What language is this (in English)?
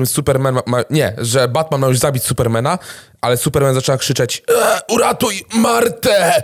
Polish